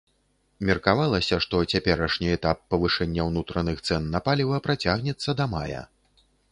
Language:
Belarusian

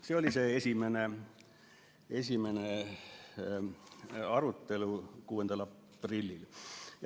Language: Estonian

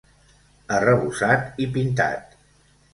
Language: Catalan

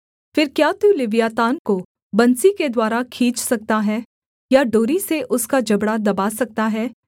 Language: Hindi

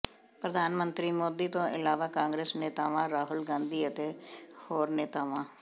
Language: Punjabi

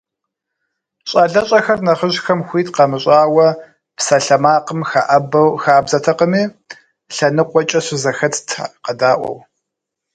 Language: Kabardian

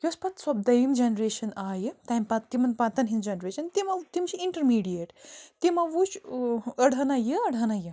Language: Kashmiri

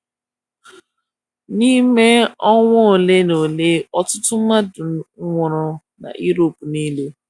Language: Igbo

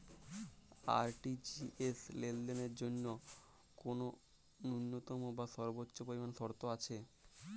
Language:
Bangla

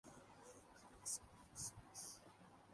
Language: Urdu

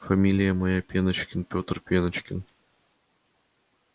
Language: Russian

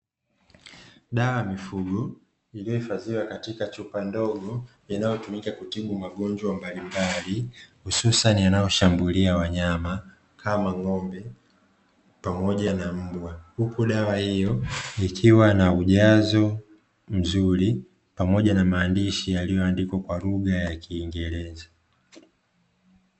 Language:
Swahili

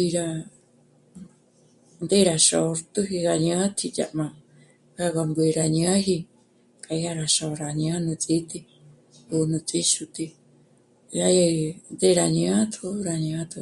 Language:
Michoacán Mazahua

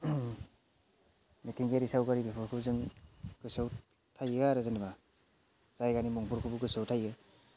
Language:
Bodo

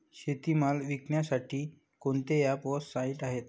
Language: Marathi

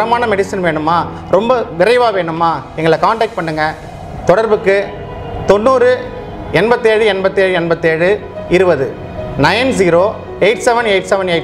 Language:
Dutch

